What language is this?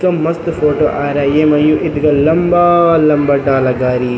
Garhwali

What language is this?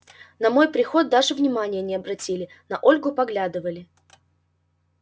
Russian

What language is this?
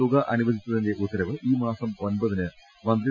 Malayalam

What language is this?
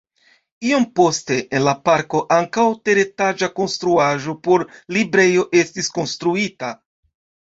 Esperanto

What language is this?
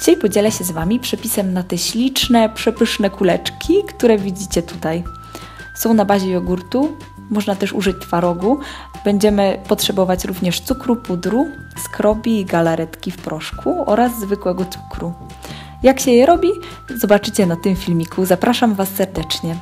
Polish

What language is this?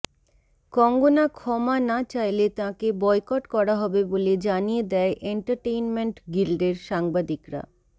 Bangla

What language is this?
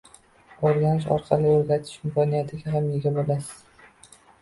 Uzbek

